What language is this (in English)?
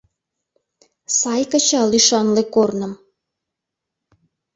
Mari